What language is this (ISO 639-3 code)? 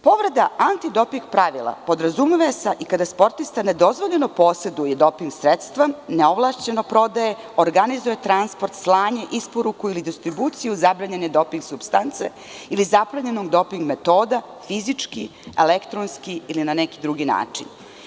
srp